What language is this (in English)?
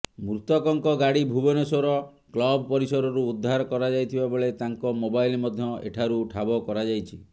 Odia